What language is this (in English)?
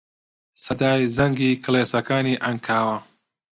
Central Kurdish